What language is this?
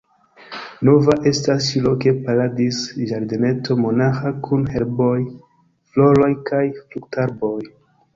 Esperanto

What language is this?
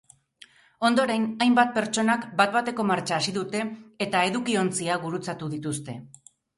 Basque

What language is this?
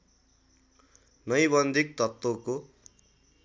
Nepali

